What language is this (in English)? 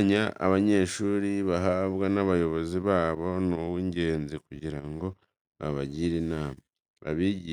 Kinyarwanda